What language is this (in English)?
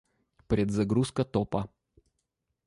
Russian